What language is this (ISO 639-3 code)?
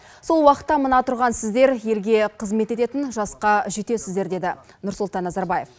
kaz